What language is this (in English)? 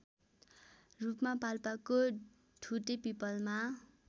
Nepali